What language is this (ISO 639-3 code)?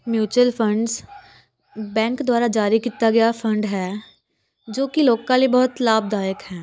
pan